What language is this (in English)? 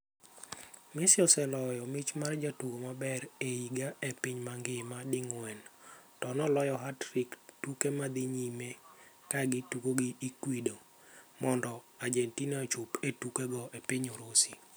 Luo (Kenya and Tanzania)